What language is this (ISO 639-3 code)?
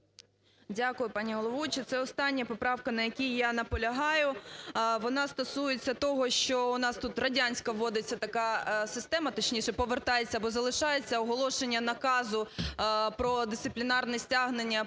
ukr